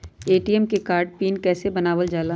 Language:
Magahi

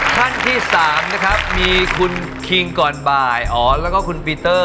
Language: Thai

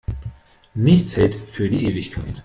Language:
German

